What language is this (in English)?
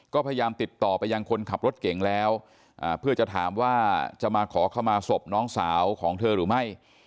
Thai